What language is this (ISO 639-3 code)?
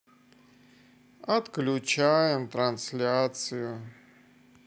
rus